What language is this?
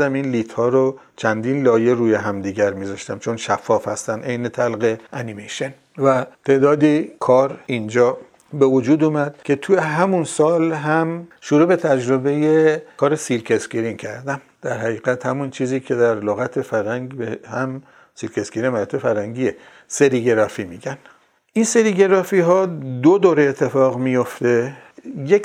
Persian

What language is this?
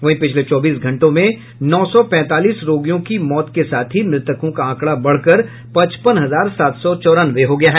Hindi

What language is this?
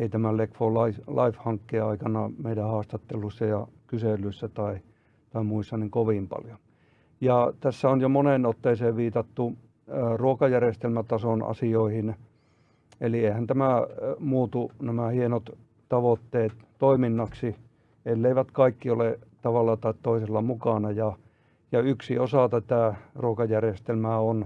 Finnish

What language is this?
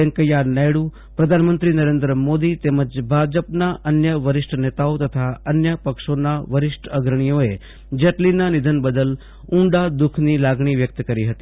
Gujarati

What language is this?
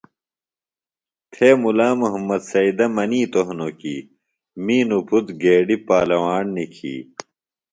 Phalura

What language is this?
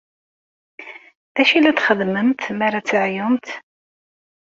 Kabyle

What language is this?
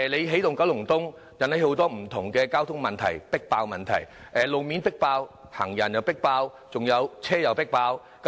Cantonese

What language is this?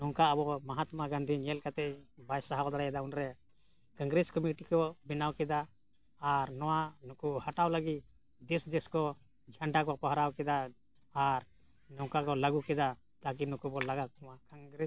Santali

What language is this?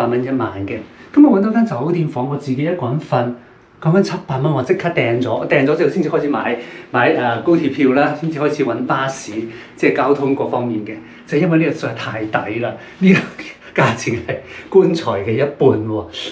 Chinese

